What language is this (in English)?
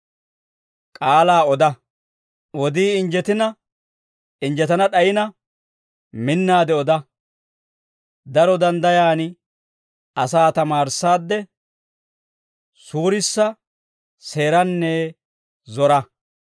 Dawro